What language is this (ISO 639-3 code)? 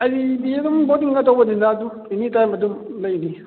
mni